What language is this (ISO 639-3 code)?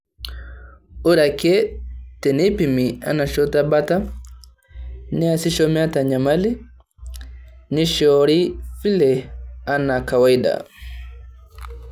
mas